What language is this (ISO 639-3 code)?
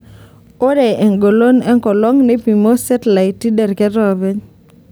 mas